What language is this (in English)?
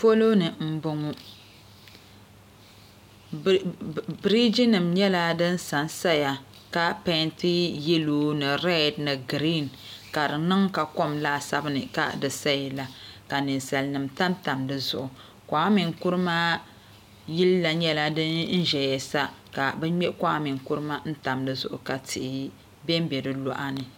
Dagbani